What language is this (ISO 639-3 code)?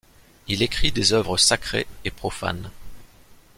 fra